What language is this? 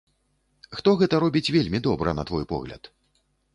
Belarusian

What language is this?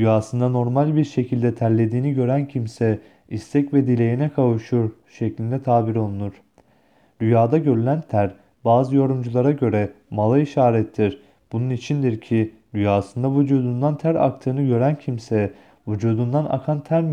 Turkish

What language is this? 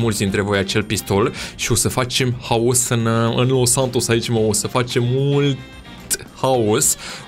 Romanian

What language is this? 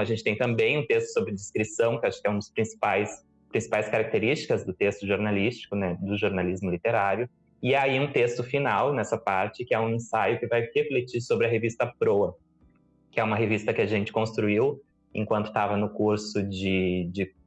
Portuguese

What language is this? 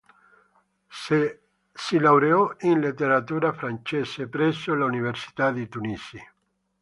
Italian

